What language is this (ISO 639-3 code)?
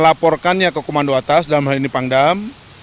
ind